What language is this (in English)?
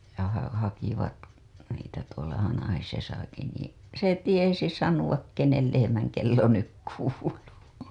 Finnish